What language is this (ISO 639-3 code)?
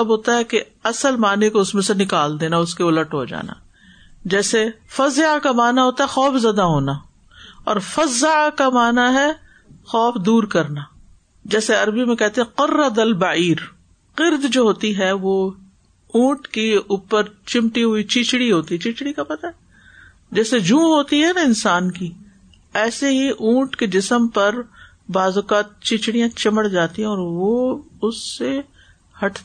urd